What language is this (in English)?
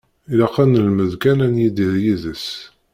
Kabyle